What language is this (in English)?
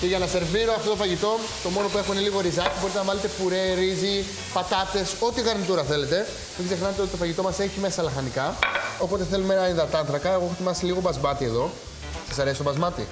Greek